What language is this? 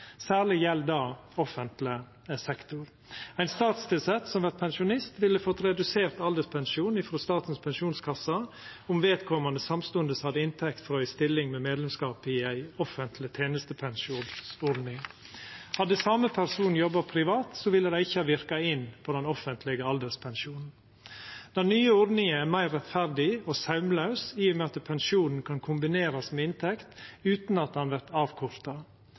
Norwegian Nynorsk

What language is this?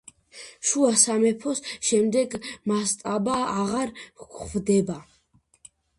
Georgian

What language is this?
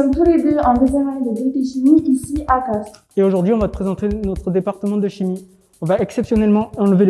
French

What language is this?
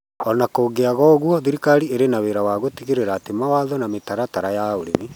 Kikuyu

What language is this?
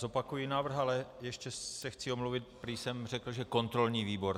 Czech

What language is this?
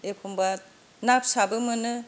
Bodo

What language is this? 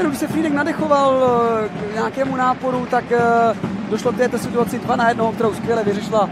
Czech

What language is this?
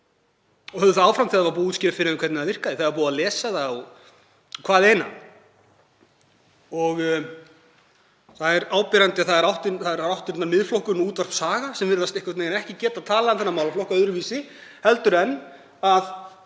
Icelandic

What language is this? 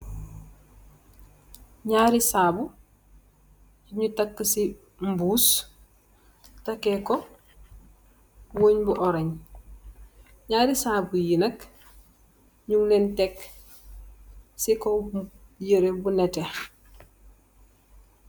Wolof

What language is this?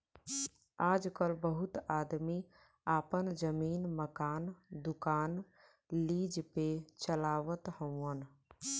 Bhojpuri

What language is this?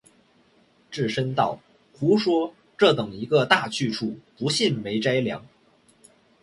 Chinese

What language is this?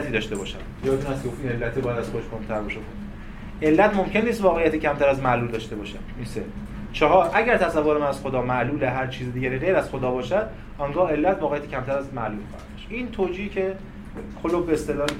Persian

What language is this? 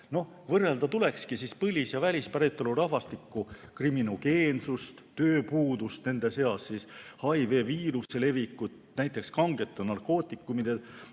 Estonian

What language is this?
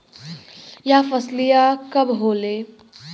Bhojpuri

